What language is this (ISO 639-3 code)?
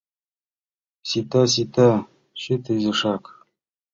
chm